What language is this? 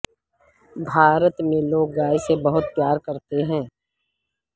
Urdu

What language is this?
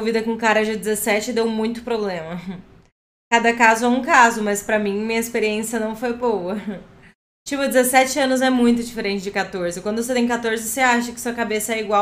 Portuguese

